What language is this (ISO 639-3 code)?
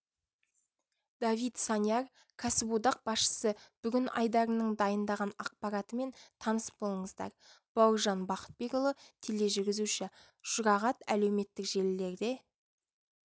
kaz